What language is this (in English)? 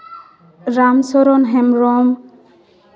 Santali